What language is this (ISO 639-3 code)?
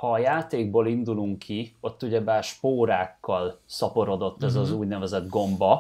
hun